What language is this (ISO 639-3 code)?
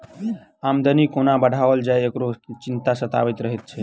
mai